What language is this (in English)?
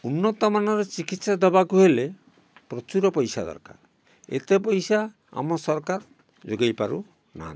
Odia